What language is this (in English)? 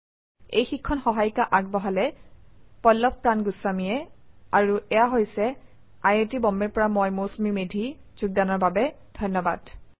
Assamese